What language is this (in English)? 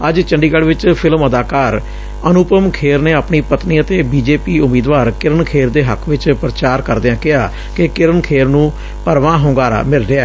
Punjabi